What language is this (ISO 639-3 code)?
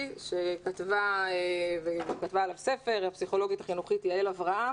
heb